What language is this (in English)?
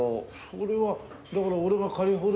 Japanese